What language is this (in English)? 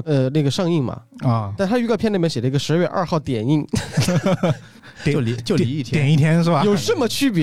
Chinese